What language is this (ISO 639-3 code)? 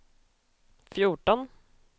swe